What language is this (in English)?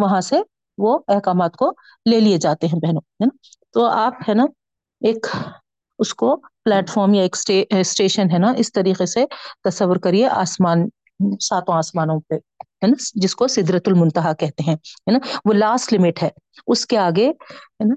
Urdu